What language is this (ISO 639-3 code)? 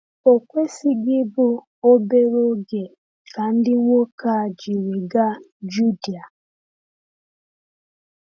ibo